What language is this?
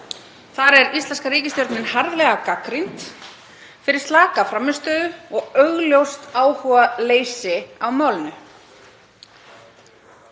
Icelandic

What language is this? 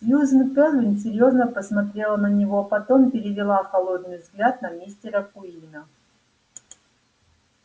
Russian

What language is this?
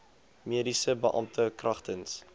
Afrikaans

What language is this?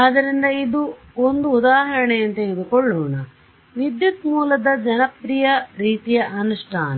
Kannada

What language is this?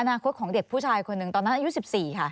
Thai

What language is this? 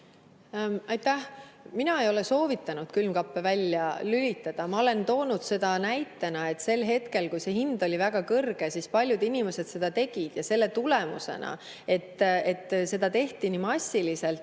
Estonian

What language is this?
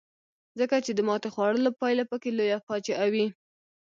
Pashto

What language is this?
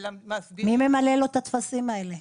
Hebrew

